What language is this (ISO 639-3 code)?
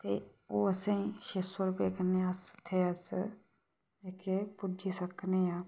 doi